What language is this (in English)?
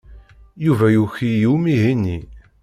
Kabyle